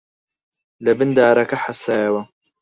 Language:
Central Kurdish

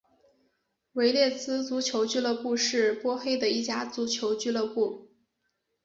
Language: Chinese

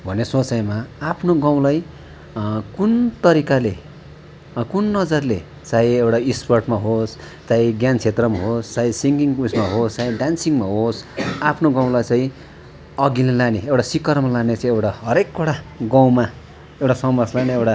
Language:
Nepali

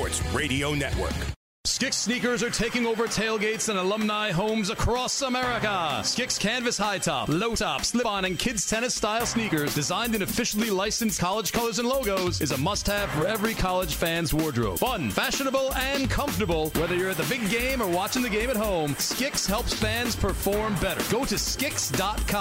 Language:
English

